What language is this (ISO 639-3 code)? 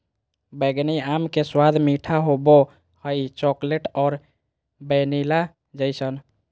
mag